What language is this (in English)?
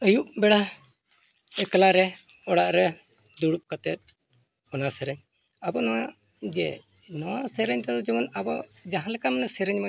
Santali